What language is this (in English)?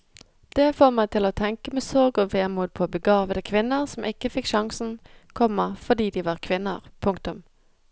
Norwegian